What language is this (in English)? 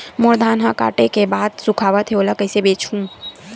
Chhattisgarhi